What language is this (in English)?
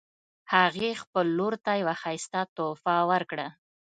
Pashto